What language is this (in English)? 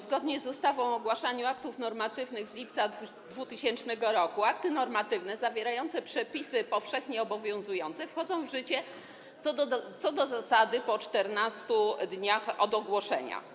Polish